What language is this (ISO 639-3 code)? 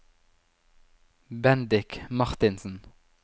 nor